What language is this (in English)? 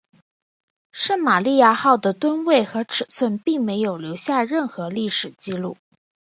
Chinese